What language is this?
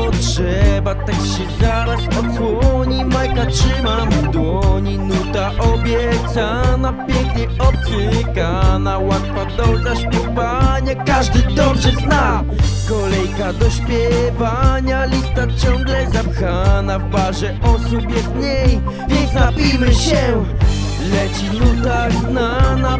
Polish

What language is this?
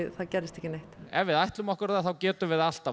Icelandic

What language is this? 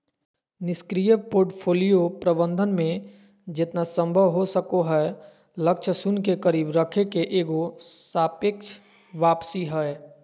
Magahi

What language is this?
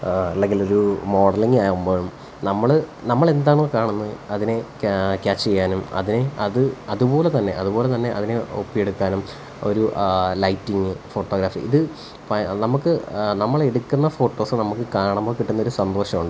Malayalam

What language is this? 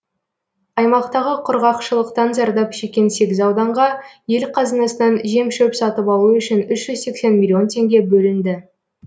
Kazakh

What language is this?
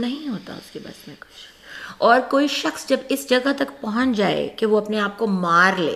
Urdu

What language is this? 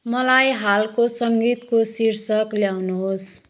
Nepali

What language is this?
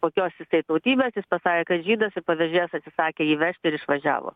Lithuanian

